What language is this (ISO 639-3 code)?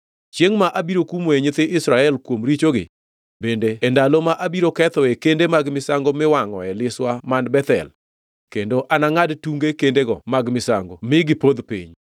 luo